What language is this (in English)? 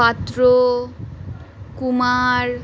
Bangla